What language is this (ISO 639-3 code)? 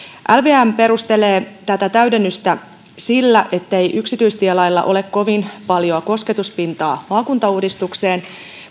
fin